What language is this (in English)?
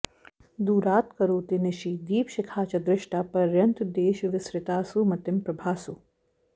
Sanskrit